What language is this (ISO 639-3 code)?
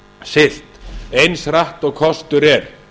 isl